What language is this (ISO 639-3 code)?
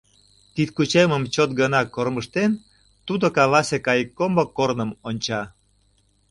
chm